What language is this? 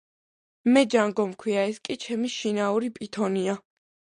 Georgian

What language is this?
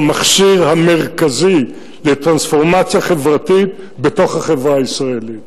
Hebrew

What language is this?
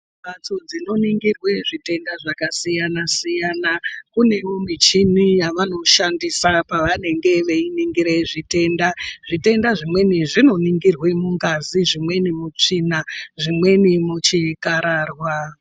Ndau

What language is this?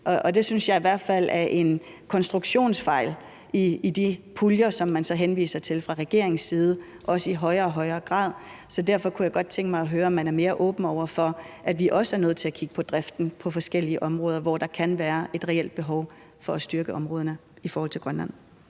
Danish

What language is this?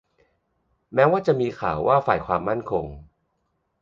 Thai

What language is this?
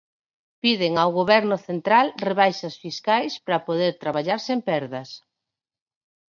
Galician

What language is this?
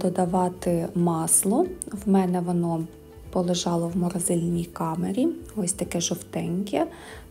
Ukrainian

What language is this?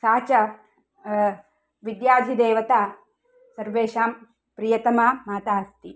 Sanskrit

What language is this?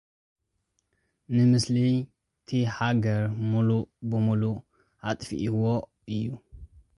Tigrinya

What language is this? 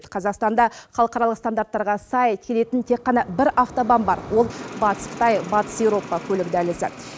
Kazakh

